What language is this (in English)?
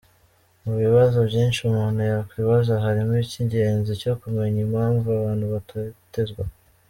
Kinyarwanda